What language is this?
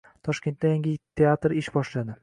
Uzbek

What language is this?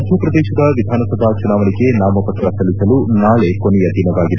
Kannada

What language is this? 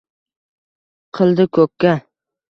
Uzbek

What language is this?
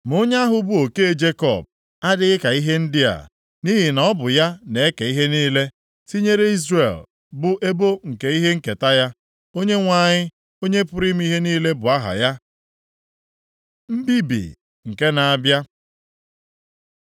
Igbo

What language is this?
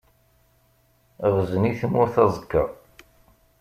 Kabyle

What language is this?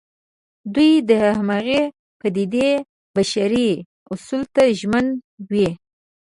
Pashto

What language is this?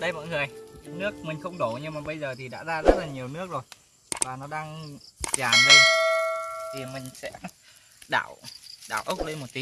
Vietnamese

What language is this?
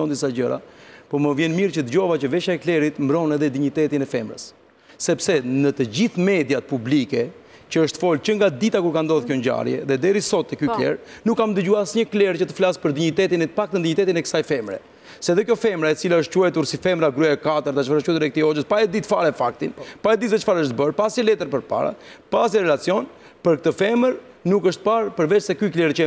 Romanian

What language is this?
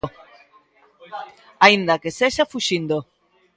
Galician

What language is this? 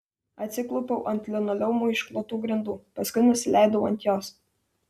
Lithuanian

